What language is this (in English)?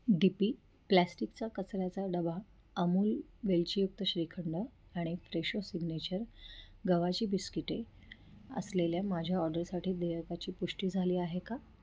Marathi